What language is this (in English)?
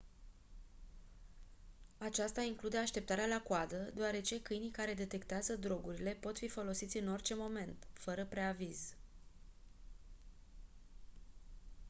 Romanian